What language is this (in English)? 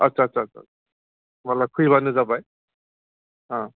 Bodo